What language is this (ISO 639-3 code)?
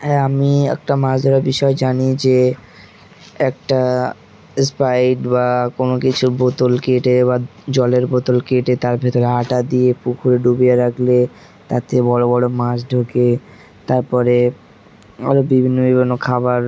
ben